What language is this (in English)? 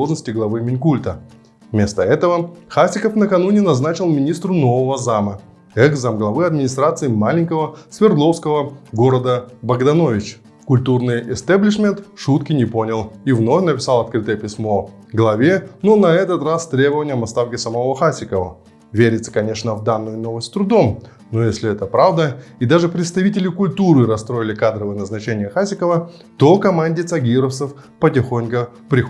Russian